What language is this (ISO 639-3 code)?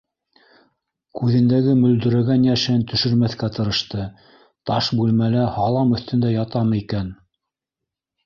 bak